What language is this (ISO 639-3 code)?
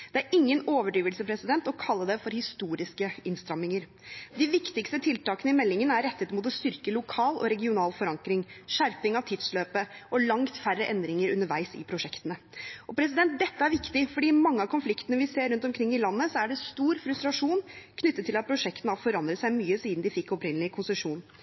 nob